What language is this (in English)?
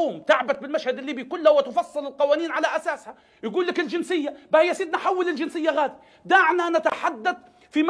Arabic